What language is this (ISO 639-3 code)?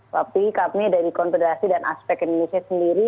ind